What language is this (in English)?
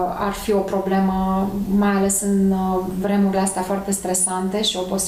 Romanian